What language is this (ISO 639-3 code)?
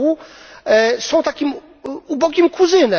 pol